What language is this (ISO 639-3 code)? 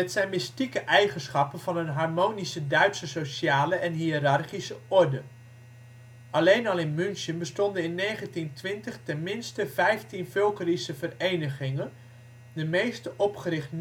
nld